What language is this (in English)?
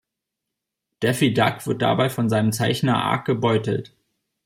German